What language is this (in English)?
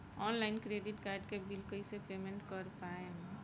Bhojpuri